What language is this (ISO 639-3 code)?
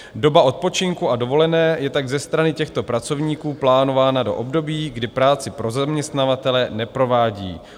ces